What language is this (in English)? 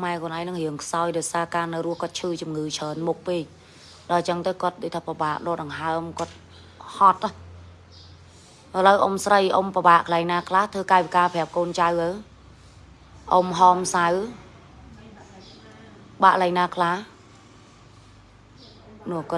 Vietnamese